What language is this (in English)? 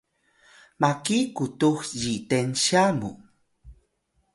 Atayal